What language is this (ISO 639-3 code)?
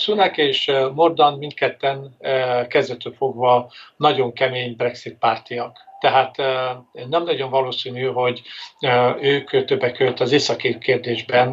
hun